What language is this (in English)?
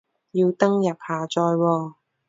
Cantonese